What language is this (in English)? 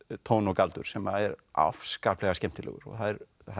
Icelandic